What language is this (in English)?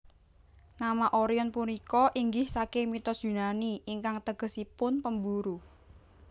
Javanese